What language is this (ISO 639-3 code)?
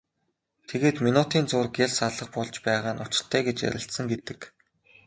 mon